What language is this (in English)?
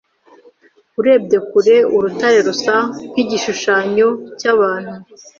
Kinyarwanda